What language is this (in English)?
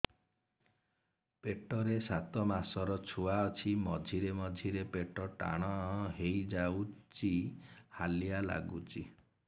Odia